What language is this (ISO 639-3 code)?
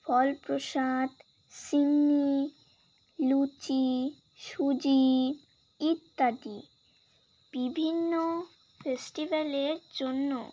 ben